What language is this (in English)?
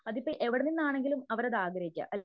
Malayalam